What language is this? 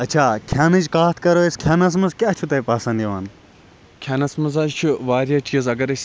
Kashmiri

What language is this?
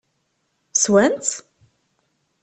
Kabyle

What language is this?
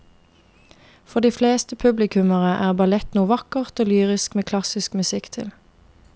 Norwegian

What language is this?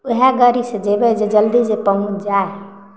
Maithili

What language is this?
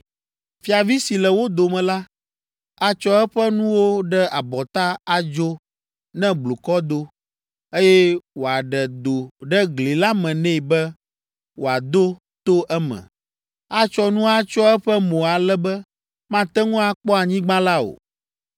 Ewe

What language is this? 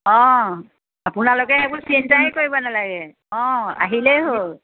Assamese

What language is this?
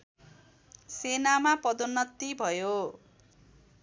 Nepali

